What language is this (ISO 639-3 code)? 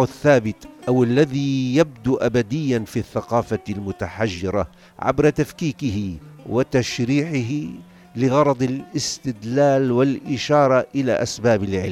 ara